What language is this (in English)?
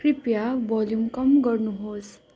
Nepali